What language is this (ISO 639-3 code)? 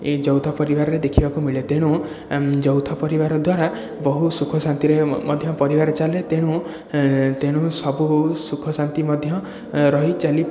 ori